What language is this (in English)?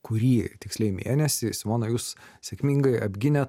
Lithuanian